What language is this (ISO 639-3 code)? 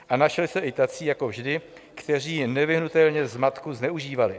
ces